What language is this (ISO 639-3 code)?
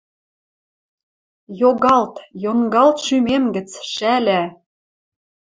mrj